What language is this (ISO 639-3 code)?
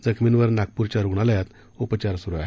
mar